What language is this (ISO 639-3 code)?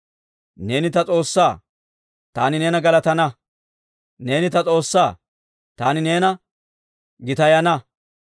dwr